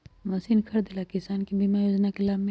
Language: Magahi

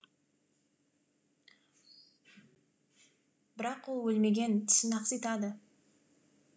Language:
Kazakh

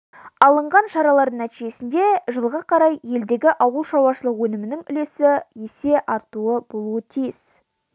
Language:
Kazakh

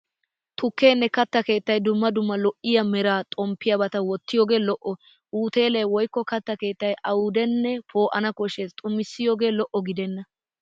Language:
Wolaytta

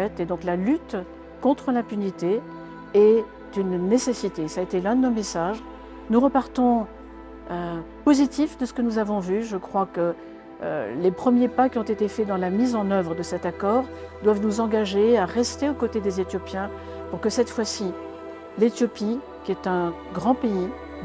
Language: French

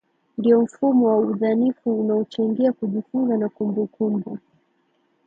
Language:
Swahili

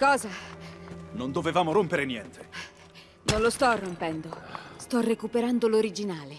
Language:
Italian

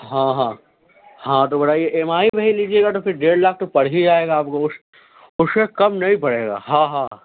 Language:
Urdu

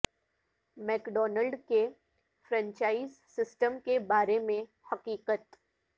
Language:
Urdu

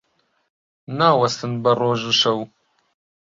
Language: Central Kurdish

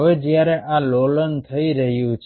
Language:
Gujarati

